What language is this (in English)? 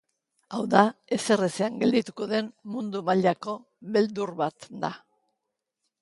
Basque